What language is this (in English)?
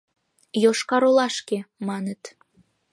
Mari